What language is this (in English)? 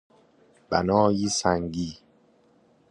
Persian